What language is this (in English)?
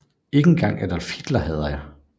Danish